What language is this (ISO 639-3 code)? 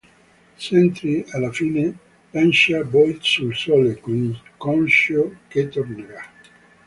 ita